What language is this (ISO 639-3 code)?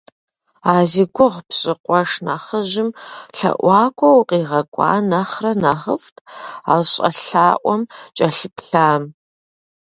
kbd